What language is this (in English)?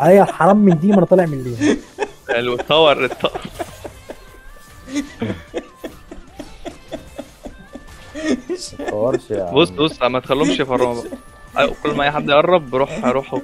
Arabic